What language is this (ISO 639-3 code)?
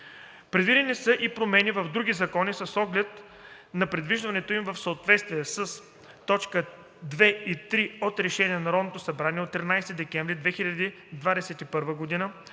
bul